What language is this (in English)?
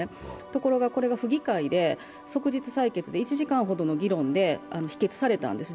Japanese